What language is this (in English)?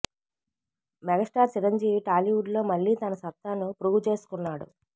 Telugu